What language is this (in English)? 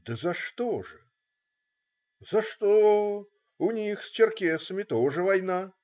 Russian